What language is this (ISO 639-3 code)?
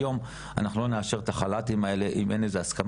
heb